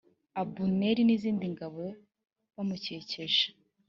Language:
Kinyarwanda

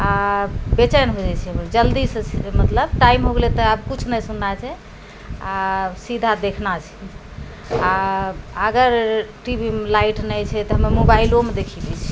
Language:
Maithili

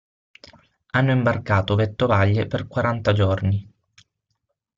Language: Italian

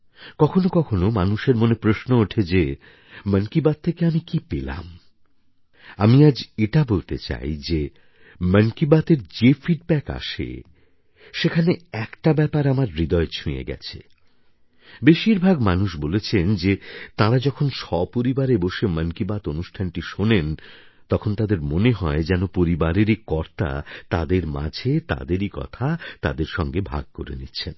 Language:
Bangla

